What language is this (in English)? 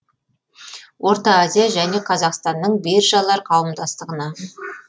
Kazakh